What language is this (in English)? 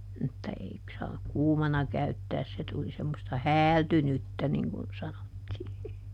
Finnish